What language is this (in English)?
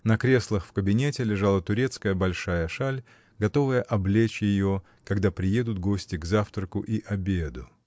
Russian